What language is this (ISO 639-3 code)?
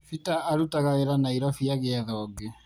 kik